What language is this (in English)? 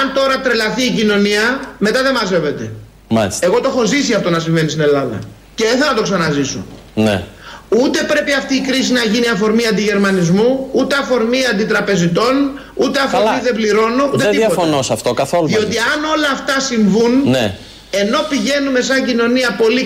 Greek